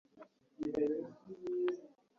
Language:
Kinyarwanda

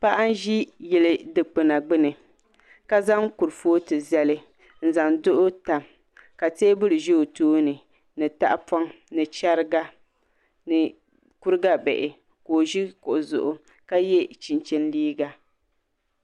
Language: Dagbani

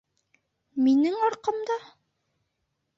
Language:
Bashkir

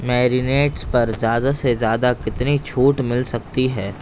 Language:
Urdu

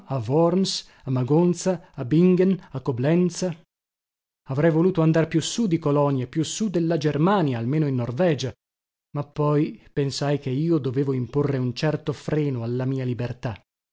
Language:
Italian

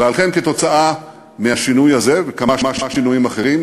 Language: Hebrew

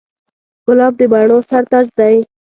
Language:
Pashto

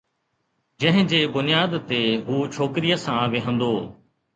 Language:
Sindhi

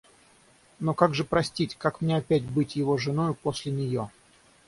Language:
Russian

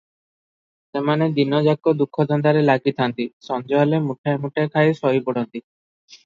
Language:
Odia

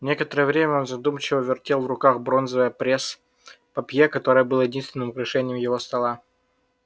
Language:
Russian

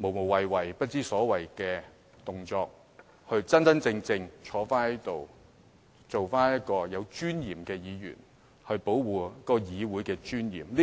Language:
Cantonese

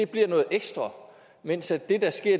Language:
Danish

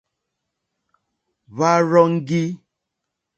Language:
Mokpwe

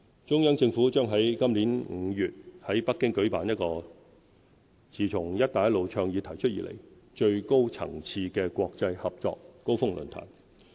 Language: Cantonese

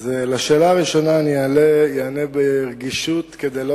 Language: Hebrew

